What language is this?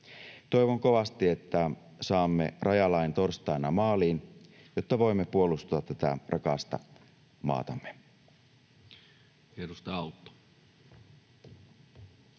Finnish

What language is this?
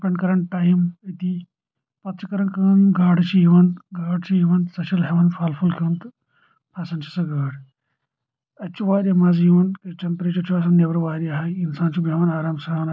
Kashmiri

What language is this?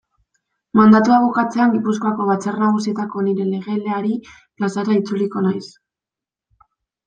Basque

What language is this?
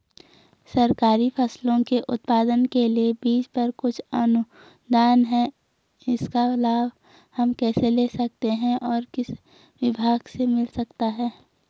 Hindi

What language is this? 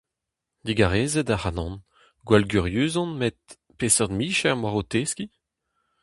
Breton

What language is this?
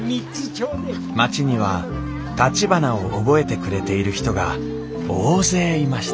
Japanese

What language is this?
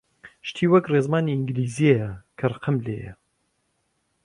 Central Kurdish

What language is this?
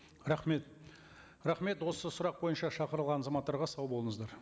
Kazakh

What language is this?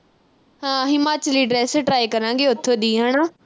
Punjabi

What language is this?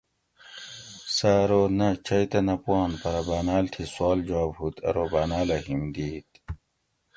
Gawri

